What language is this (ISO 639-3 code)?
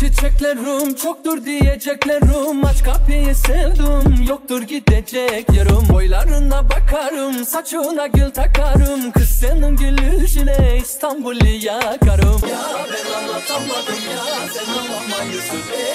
tur